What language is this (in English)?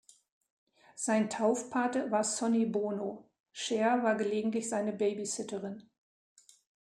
German